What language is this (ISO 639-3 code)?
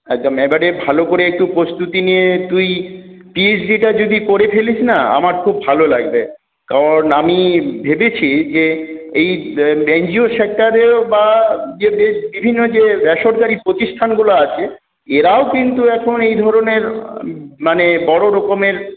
ben